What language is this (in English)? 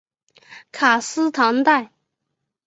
Chinese